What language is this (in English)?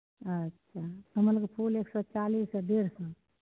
Maithili